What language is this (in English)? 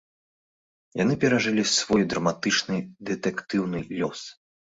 Belarusian